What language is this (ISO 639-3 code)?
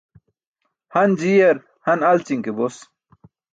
bsk